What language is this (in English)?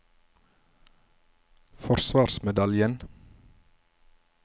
Norwegian